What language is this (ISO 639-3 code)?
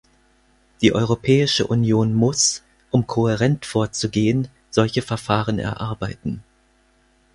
deu